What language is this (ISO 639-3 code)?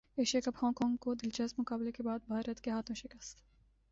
urd